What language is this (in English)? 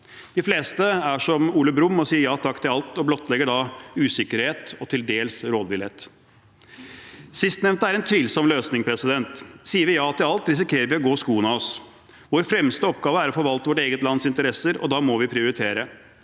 Norwegian